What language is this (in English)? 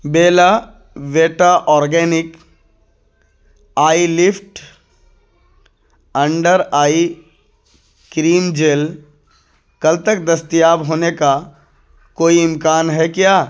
Urdu